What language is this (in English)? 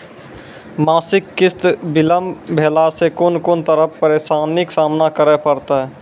Maithili